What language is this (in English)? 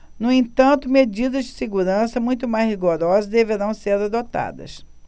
Portuguese